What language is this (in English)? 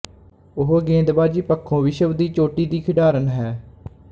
Punjabi